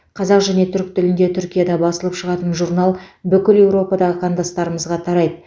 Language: Kazakh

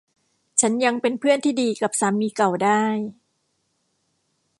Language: Thai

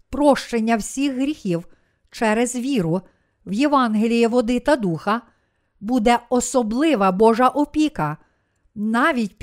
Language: Ukrainian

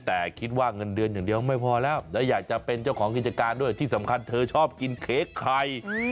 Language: Thai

